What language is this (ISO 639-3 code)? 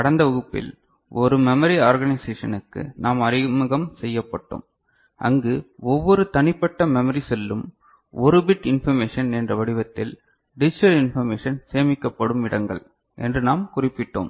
tam